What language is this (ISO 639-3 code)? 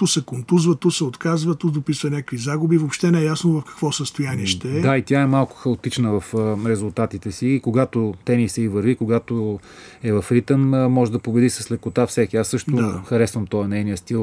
bul